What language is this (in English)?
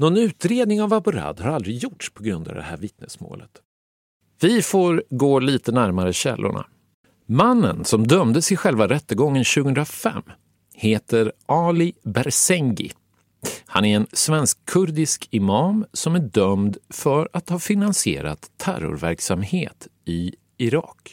Swedish